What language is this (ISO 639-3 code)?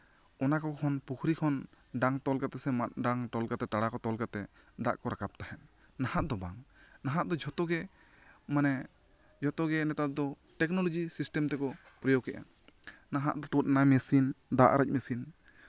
sat